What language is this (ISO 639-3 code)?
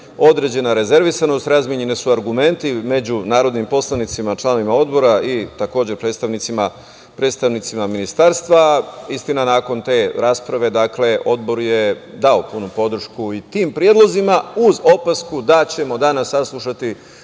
srp